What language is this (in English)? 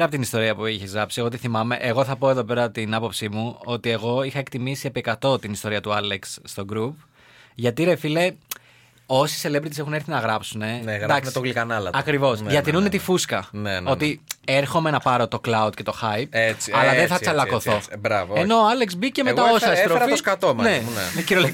Greek